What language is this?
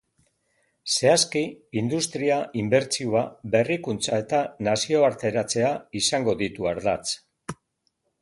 Basque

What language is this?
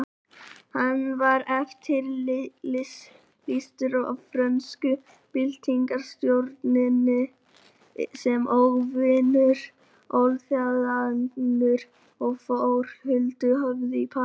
Icelandic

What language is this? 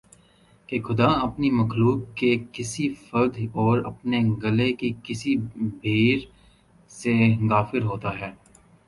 Urdu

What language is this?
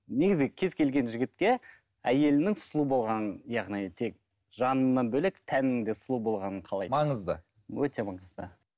Kazakh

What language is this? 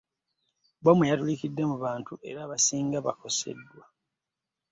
Ganda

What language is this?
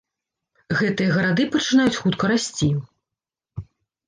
Belarusian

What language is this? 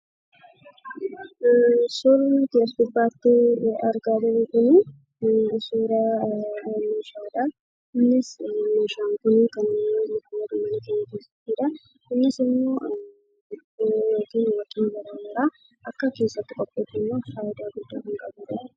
Oromo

